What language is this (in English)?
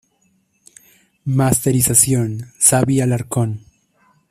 Spanish